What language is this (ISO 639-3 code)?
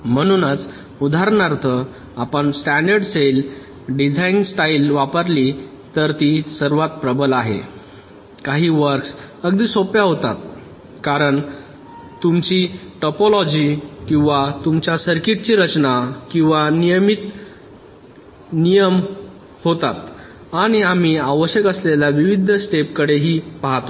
mar